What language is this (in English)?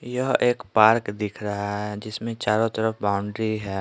Hindi